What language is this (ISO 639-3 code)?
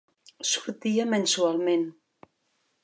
cat